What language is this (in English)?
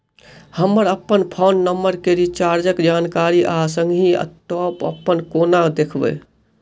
Maithili